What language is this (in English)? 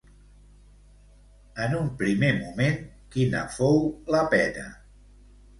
Catalan